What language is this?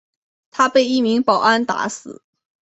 Chinese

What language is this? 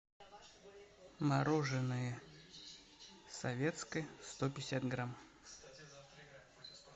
Russian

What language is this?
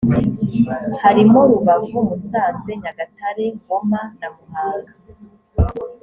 Kinyarwanda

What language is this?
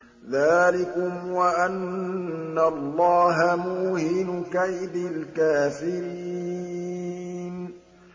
Arabic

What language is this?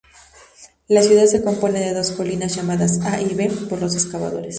Spanish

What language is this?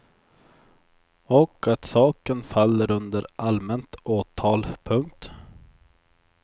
Swedish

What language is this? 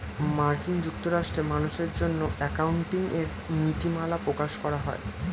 Bangla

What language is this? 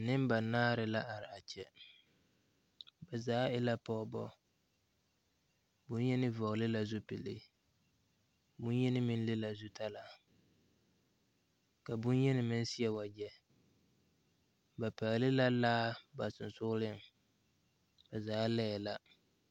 Southern Dagaare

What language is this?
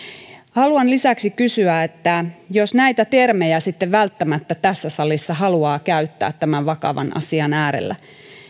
Finnish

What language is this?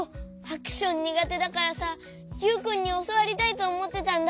Japanese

